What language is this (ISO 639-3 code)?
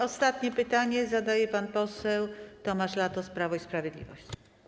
pol